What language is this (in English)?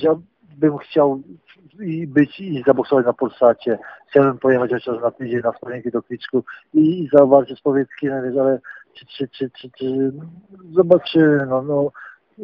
Polish